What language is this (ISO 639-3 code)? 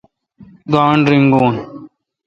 xka